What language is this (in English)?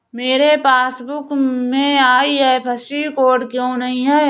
Hindi